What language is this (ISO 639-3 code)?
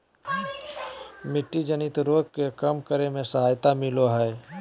mag